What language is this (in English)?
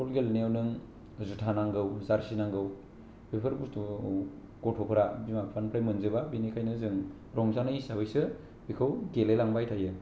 Bodo